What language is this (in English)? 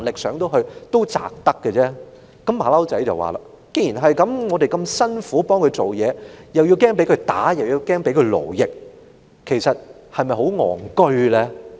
Cantonese